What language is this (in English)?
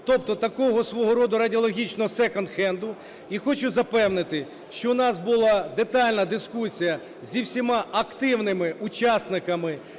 Ukrainian